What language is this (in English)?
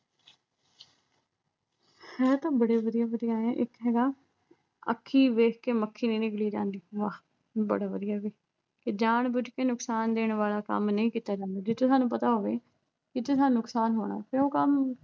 Punjabi